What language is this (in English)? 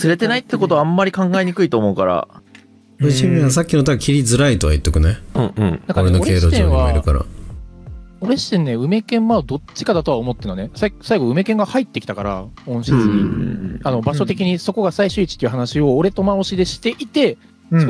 Japanese